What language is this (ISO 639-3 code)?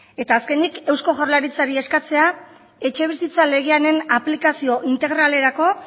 eus